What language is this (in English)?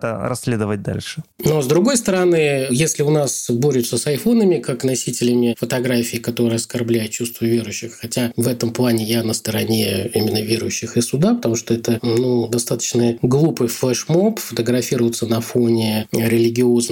Russian